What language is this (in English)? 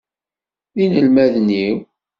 Kabyle